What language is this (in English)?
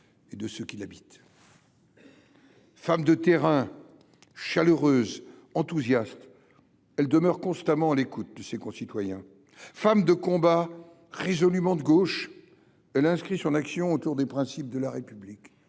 French